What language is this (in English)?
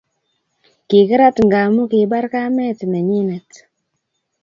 Kalenjin